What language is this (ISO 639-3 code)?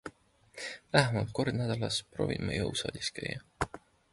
est